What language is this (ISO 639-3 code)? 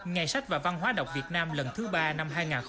vie